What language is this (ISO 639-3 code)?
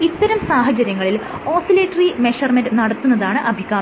mal